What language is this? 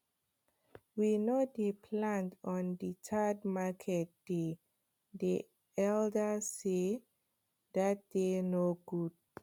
Nigerian Pidgin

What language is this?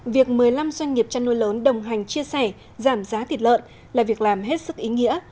Vietnamese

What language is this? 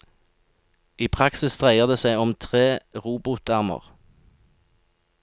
Norwegian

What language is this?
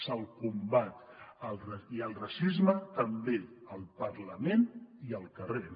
Catalan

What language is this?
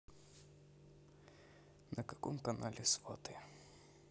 Russian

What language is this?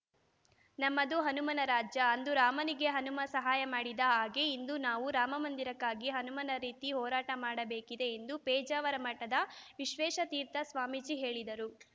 Kannada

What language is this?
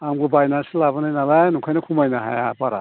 Bodo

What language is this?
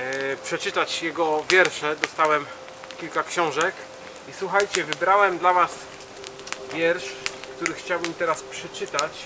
Polish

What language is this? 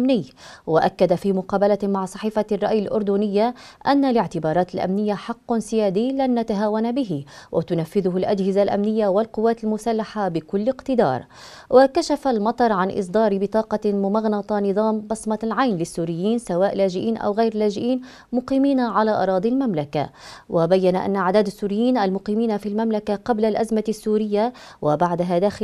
Arabic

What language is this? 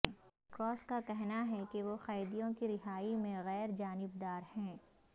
Urdu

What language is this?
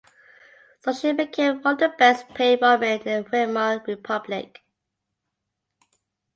English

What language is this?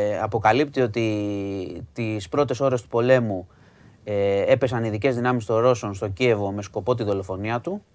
Greek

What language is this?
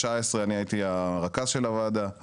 Hebrew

